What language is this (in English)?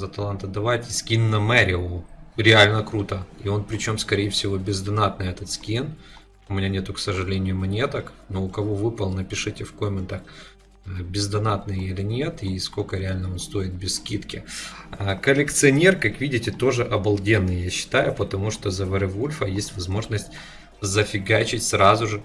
Russian